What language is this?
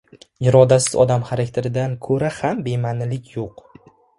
Uzbek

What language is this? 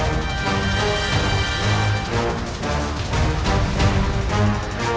Indonesian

